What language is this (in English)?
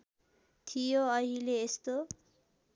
Nepali